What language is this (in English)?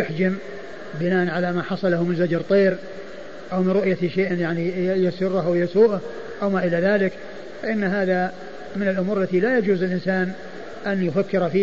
Arabic